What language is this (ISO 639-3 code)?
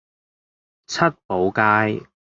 yue